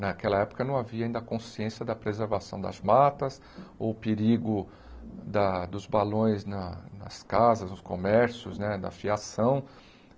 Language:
Portuguese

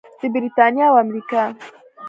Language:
Pashto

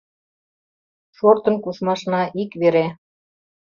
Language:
Mari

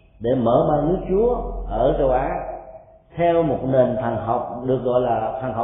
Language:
Vietnamese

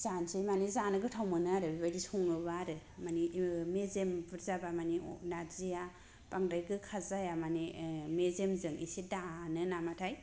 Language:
Bodo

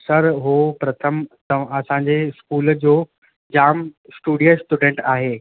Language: Sindhi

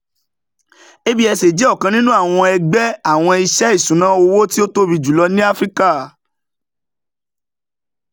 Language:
Yoruba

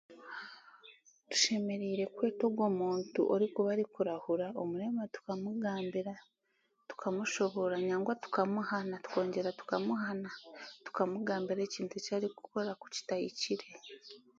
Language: Chiga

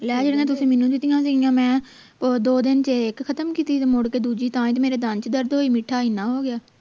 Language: Punjabi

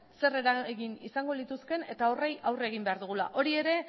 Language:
Basque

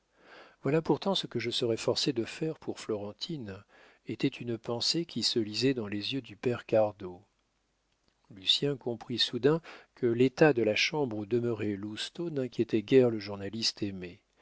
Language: French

